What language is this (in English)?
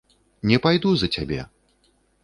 Belarusian